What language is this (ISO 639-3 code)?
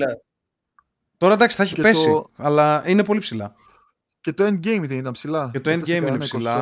ell